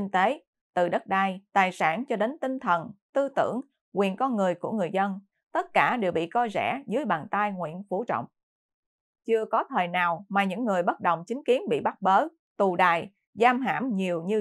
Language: Vietnamese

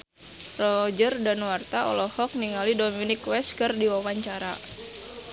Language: Sundanese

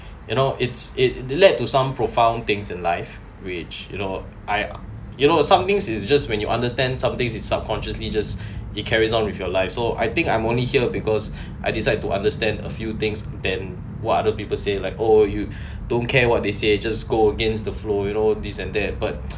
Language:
English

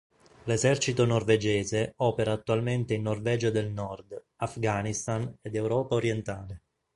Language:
Italian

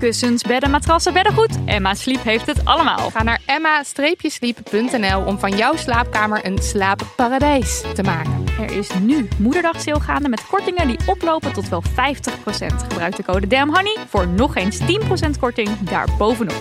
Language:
Dutch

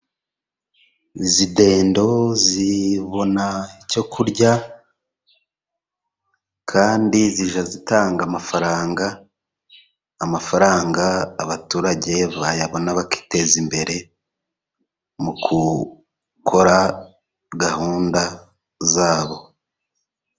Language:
Kinyarwanda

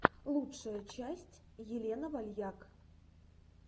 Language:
Russian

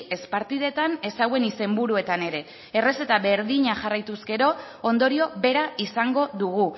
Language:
Basque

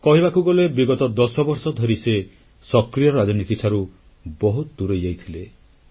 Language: Odia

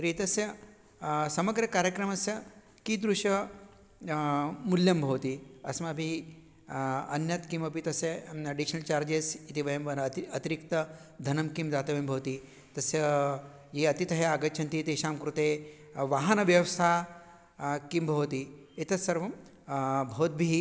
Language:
Sanskrit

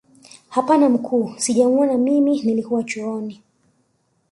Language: Swahili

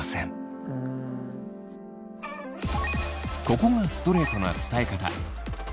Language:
Japanese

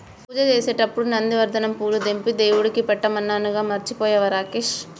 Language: Telugu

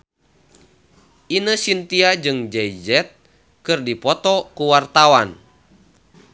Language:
Sundanese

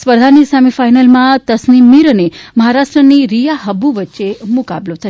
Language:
Gujarati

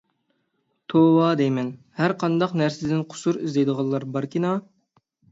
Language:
Uyghur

